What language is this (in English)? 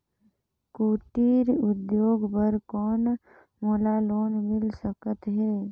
Chhattisgarhi